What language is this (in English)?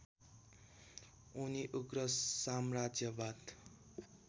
Nepali